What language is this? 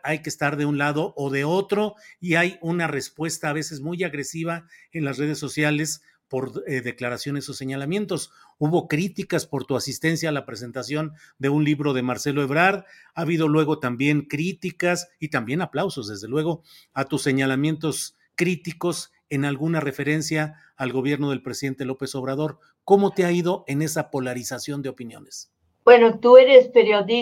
Spanish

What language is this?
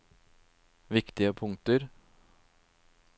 Norwegian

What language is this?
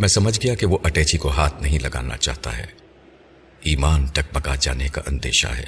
Urdu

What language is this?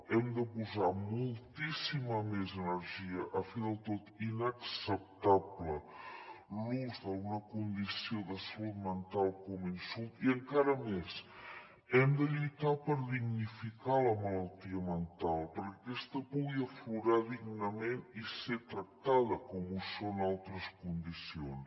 Catalan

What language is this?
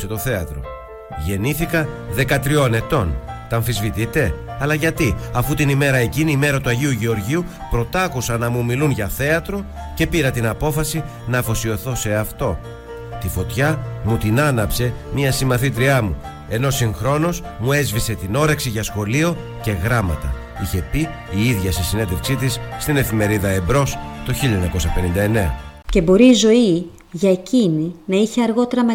Greek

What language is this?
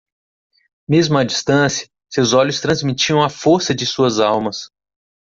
Portuguese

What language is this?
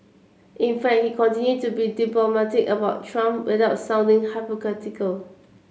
English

